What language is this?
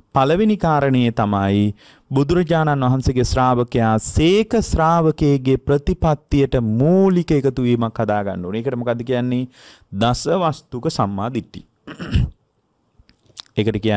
Indonesian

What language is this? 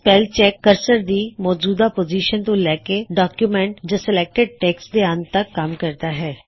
Punjabi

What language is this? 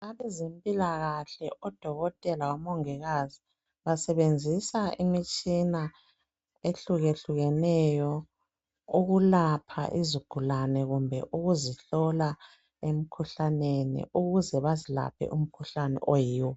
North Ndebele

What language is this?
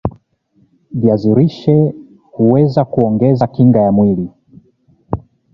Swahili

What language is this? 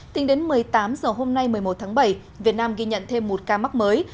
Vietnamese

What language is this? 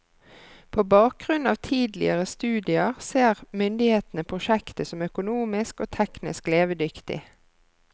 Norwegian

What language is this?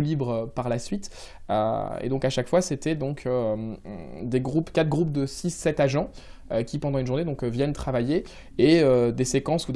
French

